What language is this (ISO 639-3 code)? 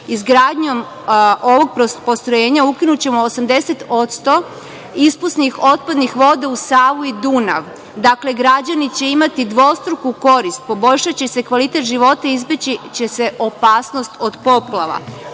srp